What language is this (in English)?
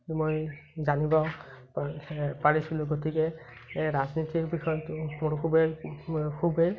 Assamese